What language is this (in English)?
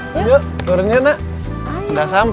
Indonesian